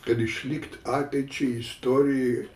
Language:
Lithuanian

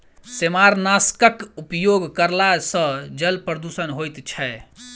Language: Maithili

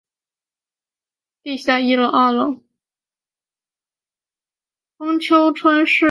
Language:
Chinese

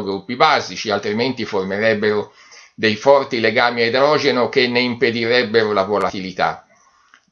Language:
Italian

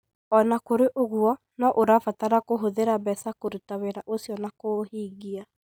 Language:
Kikuyu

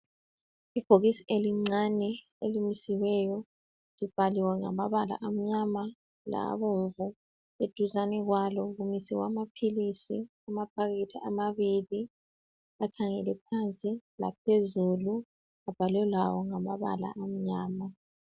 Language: North Ndebele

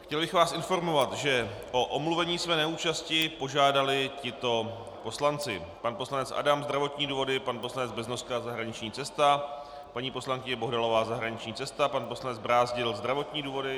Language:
Czech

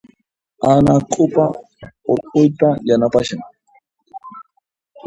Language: Puno Quechua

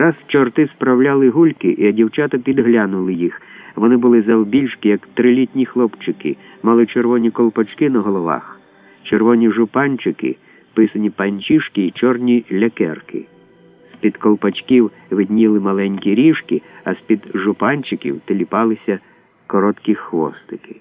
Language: Ukrainian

